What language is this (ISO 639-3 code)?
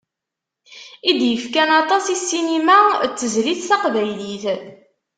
kab